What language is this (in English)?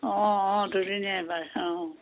Assamese